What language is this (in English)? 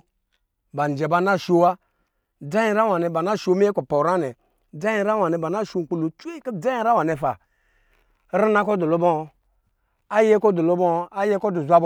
Lijili